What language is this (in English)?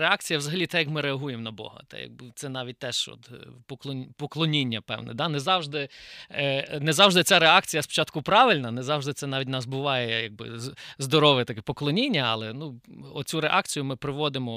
Ukrainian